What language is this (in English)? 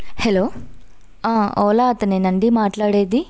Telugu